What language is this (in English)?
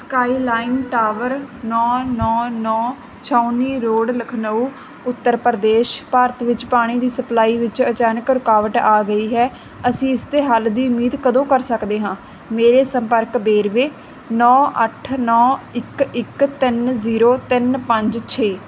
Punjabi